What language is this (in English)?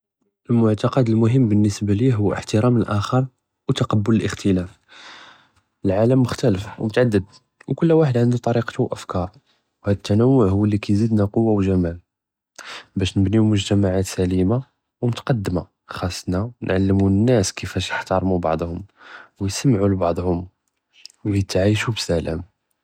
Judeo-Arabic